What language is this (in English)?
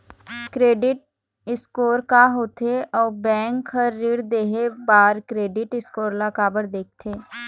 Chhattisgarhi